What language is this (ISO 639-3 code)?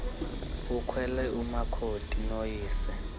xho